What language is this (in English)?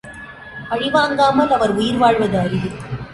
Tamil